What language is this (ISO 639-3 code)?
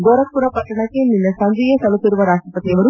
kan